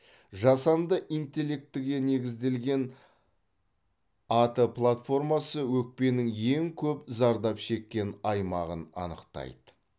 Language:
Kazakh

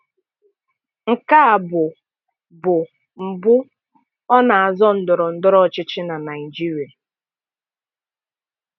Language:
Igbo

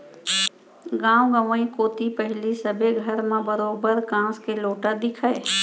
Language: Chhattisgarhi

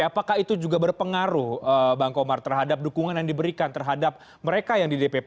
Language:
Indonesian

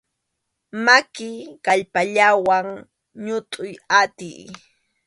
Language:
Arequipa-La Unión Quechua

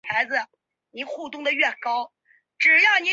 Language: Chinese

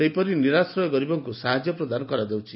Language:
Odia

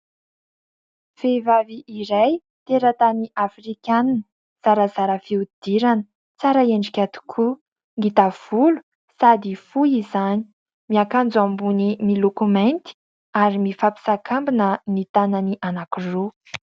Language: Malagasy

